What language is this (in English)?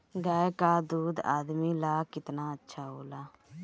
Bhojpuri